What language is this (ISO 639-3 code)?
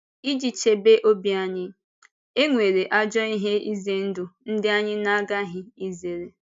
ibo